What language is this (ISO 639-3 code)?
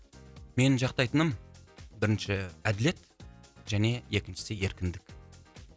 kaz